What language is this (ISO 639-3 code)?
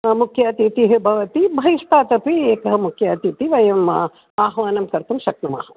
san